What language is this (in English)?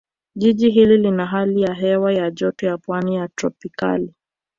Swahili